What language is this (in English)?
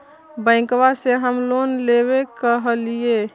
Magahi